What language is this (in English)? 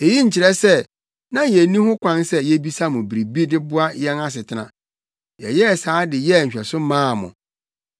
Akan